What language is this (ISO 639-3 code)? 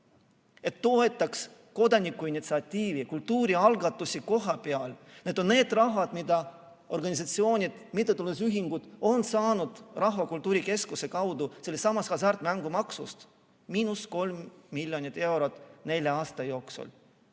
est